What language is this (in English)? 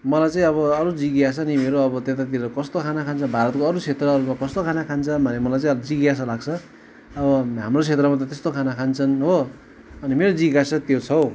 Nepali